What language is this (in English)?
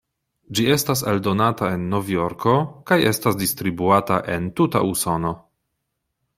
Esperanto